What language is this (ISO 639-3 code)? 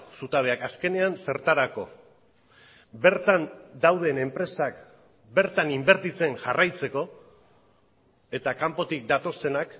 eus